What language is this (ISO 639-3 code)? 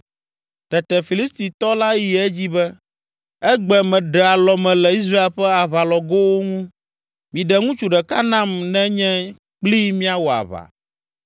ewe